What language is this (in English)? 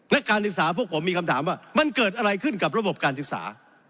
Thai